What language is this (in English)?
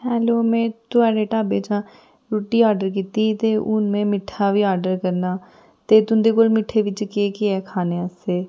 Dogri